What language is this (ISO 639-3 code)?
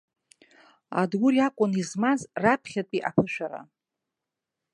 abk